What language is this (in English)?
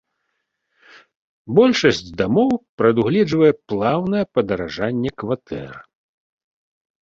Belarusian